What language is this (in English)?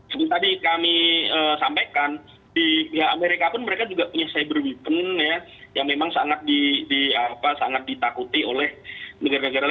Indonesian